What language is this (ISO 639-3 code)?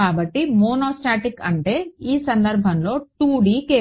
tel